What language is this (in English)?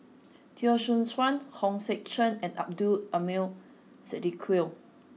English